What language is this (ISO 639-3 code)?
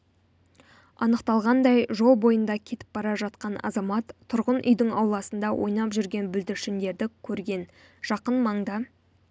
kaz